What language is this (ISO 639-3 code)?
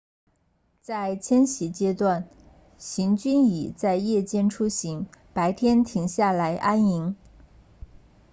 zho